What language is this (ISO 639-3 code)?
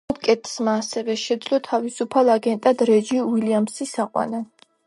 kat